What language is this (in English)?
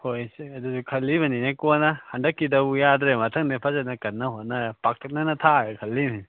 Manipuri